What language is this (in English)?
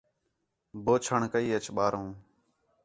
Khetrani